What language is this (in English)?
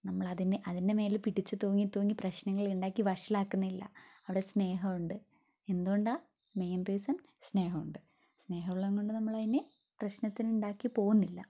Malayalam